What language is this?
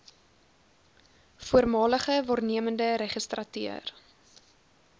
Afrikaans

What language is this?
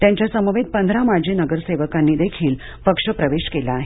Marathi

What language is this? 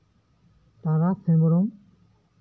Santali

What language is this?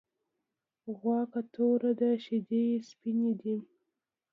Pashto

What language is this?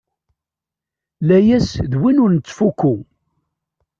Kabyle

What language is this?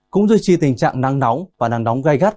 Vietnamese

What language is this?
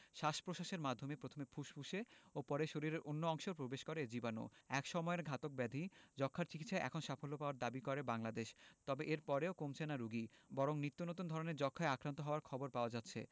Bangla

